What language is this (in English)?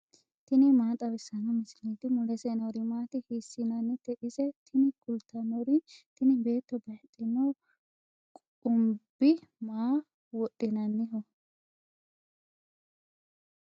Sidamo